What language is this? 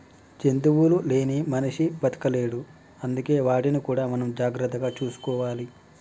Telugu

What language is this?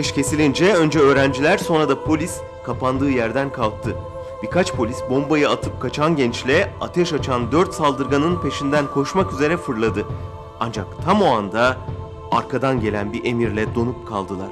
Turkish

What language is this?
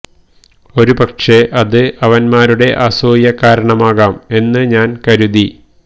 Malayalam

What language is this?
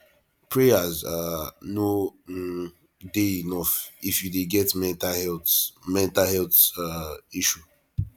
Nigerian Pidgin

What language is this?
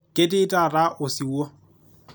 Masai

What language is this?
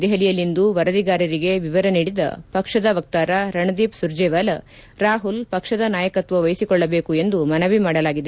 Kannada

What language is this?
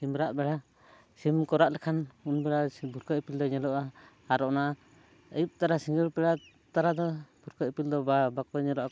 Santali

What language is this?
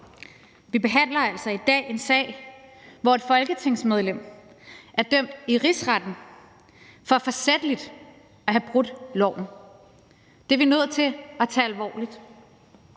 Danish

